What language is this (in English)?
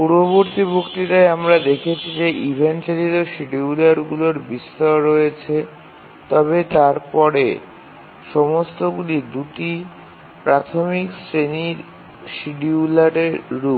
Bangla